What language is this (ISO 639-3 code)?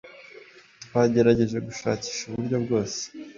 kin